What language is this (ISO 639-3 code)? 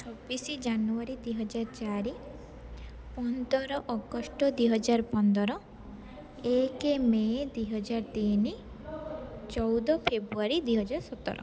ori